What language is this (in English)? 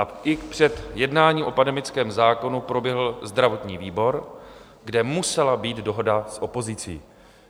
Czech